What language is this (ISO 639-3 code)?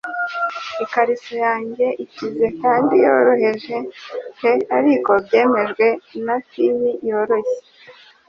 kin